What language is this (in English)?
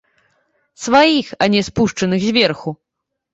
Belarusian